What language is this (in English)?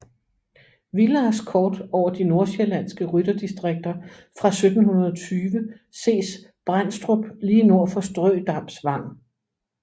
Danish